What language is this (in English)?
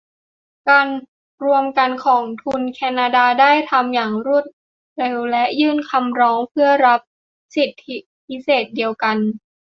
Thai